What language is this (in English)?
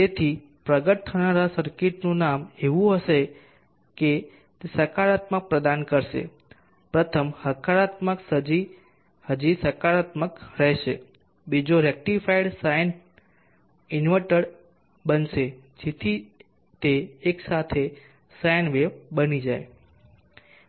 Gujarati